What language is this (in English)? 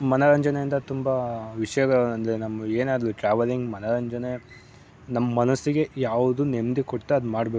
Kannada